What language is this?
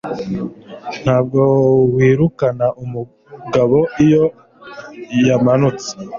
Kinyarwanda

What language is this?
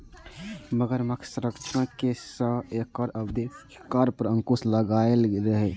Maithili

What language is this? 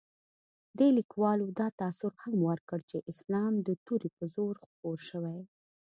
Pashto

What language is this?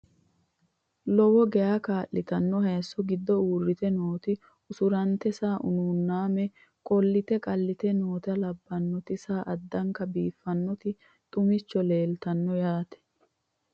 Sidamo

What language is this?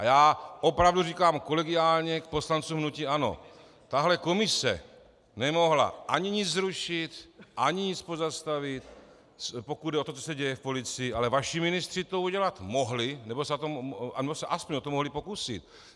Czech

